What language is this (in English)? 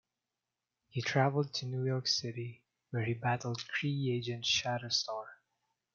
English